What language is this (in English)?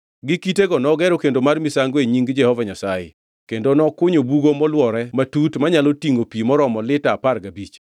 Luo (Kenya and Tanzania)